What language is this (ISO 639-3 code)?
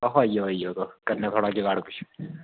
doi